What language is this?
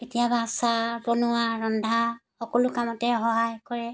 Assamese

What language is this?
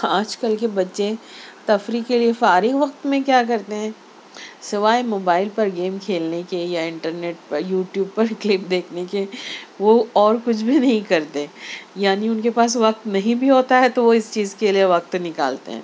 Urdu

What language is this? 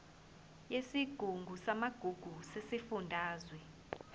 Zulu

